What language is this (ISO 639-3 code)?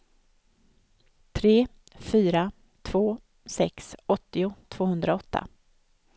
swe